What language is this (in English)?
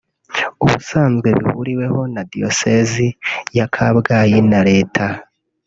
Kinyarwanda